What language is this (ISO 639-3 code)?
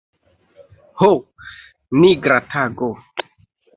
epo